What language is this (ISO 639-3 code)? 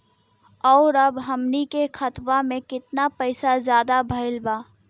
bho